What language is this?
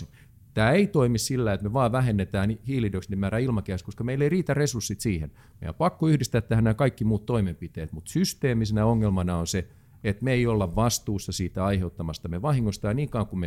Finnish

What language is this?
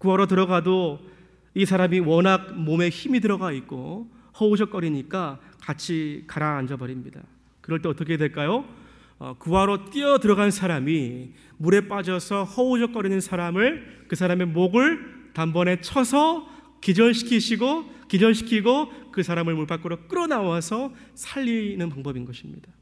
Korean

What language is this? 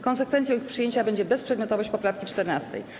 Polish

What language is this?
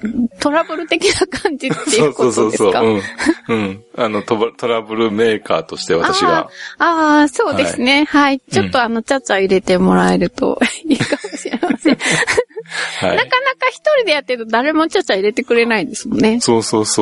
Japanese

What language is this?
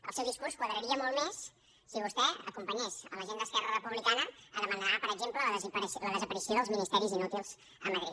Catalan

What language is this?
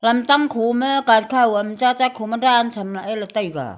Wancho Naga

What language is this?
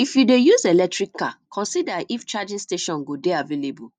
Nigerian Pidgin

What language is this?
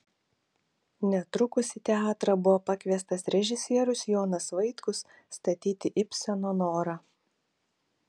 Lithuanian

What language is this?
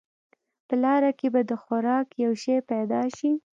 Pashto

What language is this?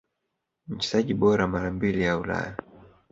Swahili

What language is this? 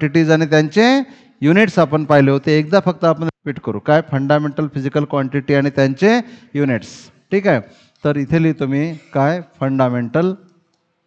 Marathi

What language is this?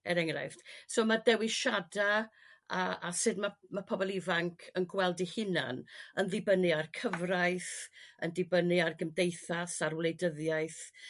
Welsh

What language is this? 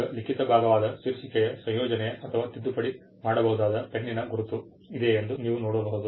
Kannada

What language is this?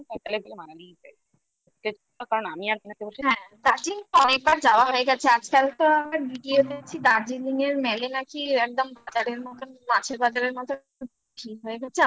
Bangla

